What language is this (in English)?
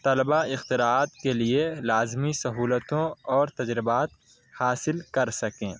Urdu